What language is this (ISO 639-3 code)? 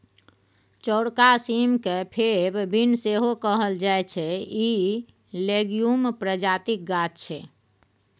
mai